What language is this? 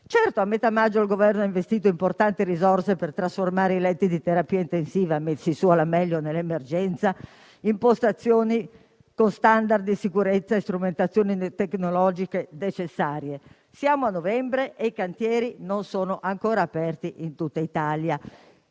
Italian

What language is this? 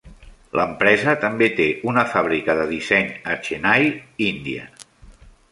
Catalan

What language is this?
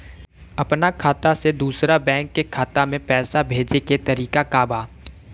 Bhojpuri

